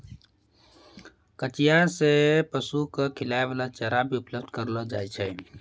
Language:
Maithili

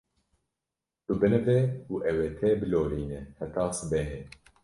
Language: Kurdish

